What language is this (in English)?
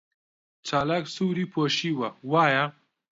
Central Kurdish